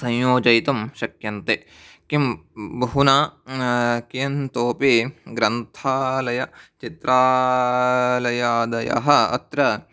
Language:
Sanskrit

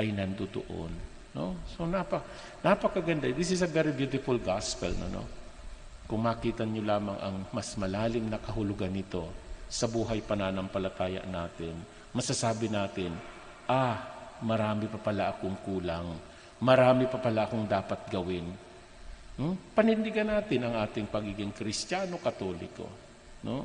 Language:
Filipino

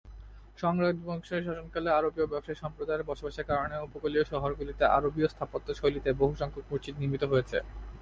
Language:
Bangla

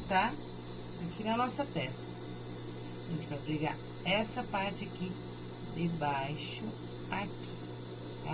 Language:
Portuguese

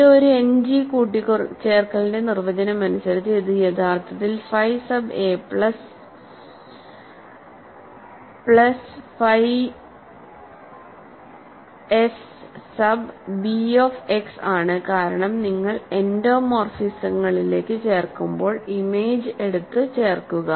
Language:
Malayalam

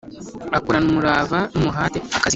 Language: Kinyarwanda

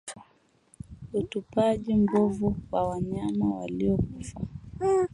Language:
Swahili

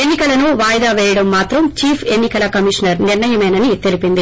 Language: Telugu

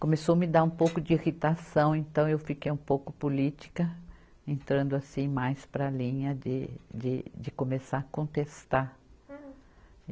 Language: Portuguese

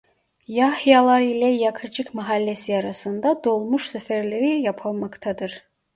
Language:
Turkish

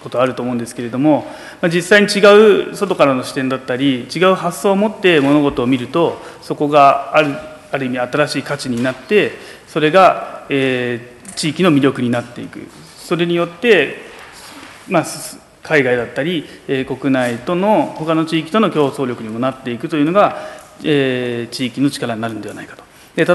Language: Japanese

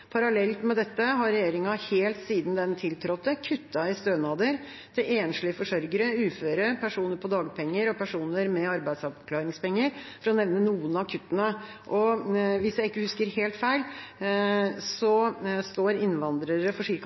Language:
Norwegian Bokmål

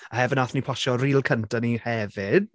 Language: Welsh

